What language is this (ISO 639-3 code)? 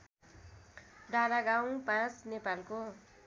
nep